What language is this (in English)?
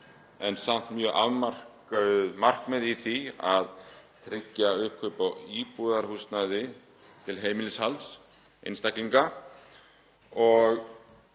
Icelandic